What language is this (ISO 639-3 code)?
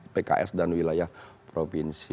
ind